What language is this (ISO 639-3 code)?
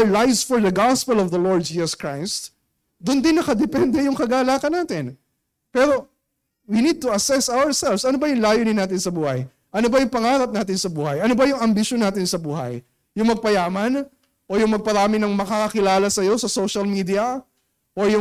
fil